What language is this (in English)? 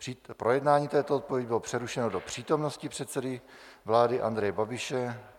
Czech